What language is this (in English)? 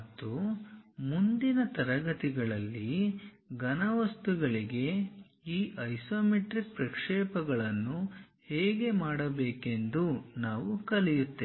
Kannada